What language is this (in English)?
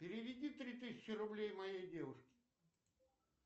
Russian